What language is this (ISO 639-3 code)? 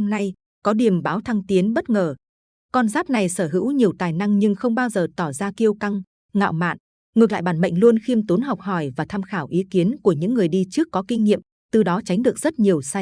vie